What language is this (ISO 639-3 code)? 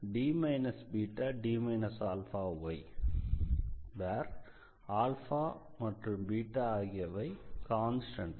tam